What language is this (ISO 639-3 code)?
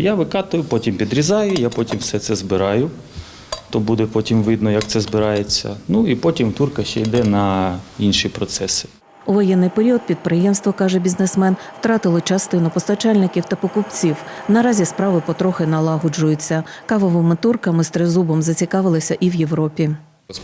ukr